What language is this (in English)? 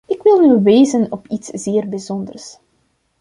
Dutch